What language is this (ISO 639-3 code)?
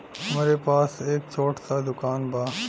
bho